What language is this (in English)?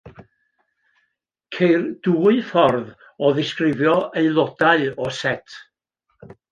Welsh